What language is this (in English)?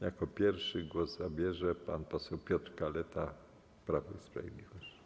Polish